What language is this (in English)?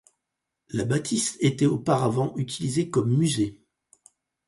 French